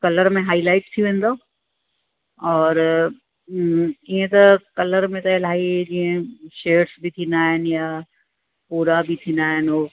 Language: Sindhi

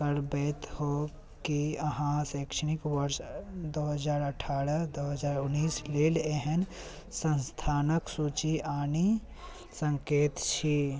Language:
Maithili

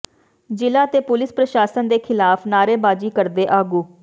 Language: Punjabi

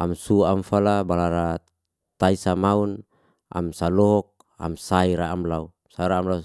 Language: Liana-Seti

